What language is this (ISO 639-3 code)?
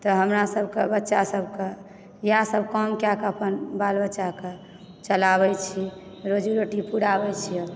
mai